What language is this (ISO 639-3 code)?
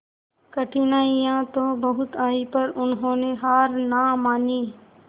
hin